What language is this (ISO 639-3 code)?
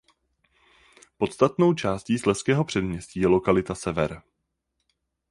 ces